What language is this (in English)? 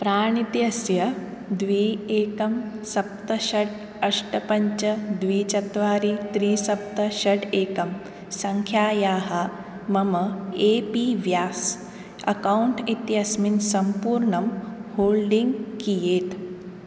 Sanskrit